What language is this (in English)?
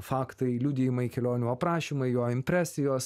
Lithuanian